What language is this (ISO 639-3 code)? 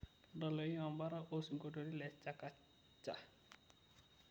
mas